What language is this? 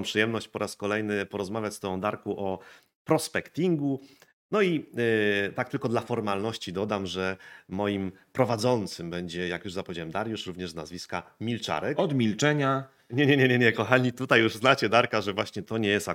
Polish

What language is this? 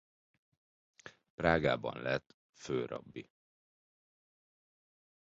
Hungarian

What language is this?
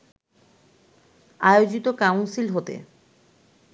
Bangla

